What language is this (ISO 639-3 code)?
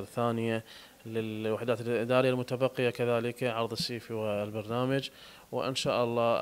ara